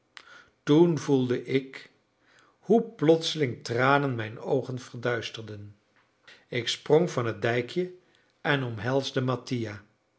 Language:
Dutch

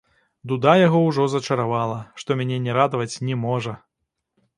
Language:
Belarusian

